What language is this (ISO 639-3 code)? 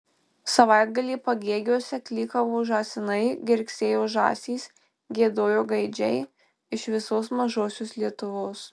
lit